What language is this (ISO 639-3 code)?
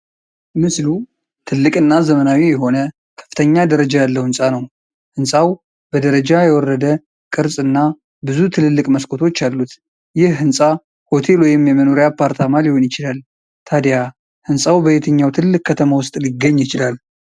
amh